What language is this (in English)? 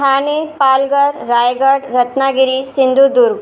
Sindhi